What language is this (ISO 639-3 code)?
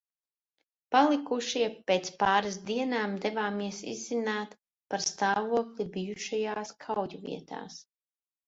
lav